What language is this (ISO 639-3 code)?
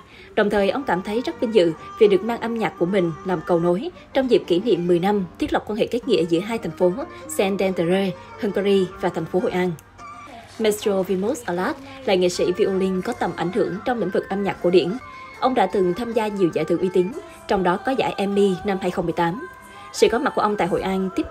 vie